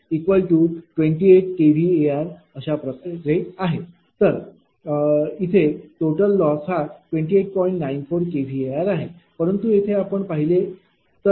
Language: Marathi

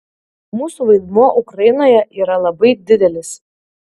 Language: Lithuanian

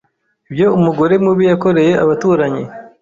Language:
Kinyarwanda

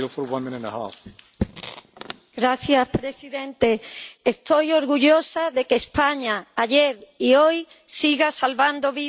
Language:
Spanish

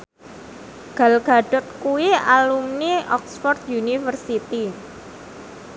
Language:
Javanese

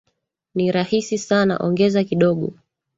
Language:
Swahili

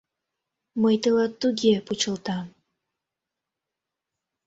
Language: Mari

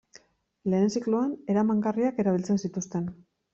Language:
Basque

